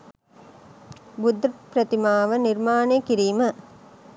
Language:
Sinhala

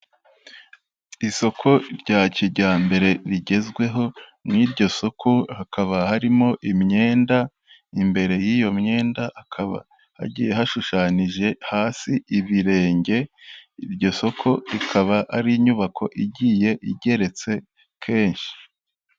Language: Kinyarwanda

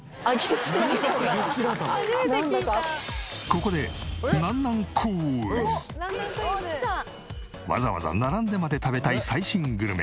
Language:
Japanese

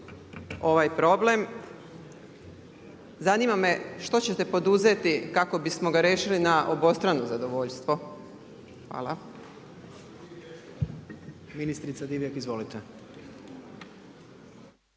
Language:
Croatian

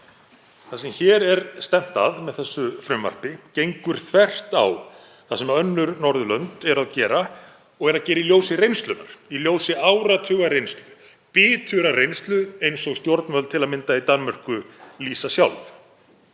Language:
Icelandic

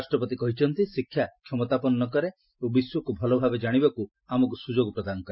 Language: Odia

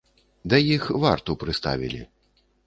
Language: Belarusian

